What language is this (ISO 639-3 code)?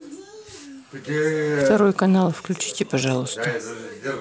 rus